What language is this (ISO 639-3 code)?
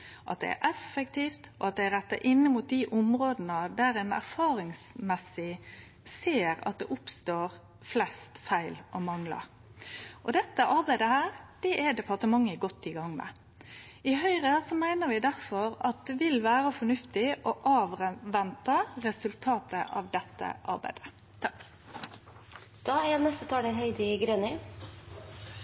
nno